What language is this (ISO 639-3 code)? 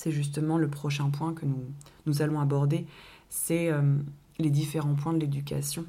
fra